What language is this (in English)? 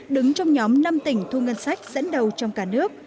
Vietnamese